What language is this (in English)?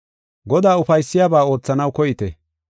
Gofa